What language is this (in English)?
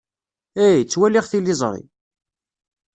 Kabyle